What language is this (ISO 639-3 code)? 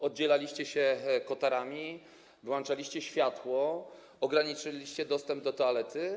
pol